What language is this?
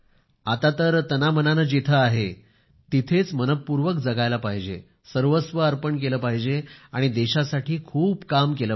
Marathi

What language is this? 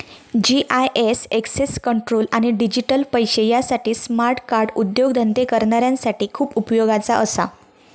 Marathi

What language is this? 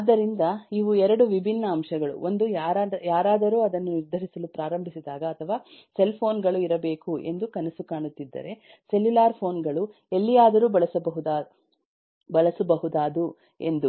Kannada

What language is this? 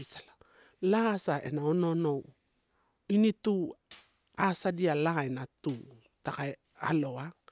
Torau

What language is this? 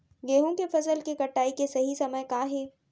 Chhattisgarhi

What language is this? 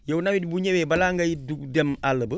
Wolof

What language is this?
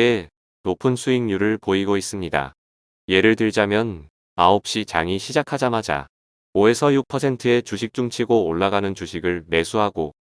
Korean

